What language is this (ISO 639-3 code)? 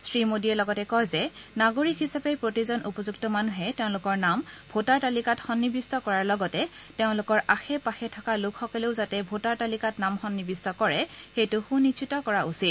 asm